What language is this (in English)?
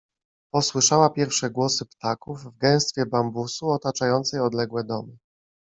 Polish